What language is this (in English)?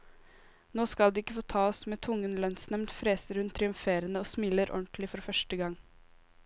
Norwegian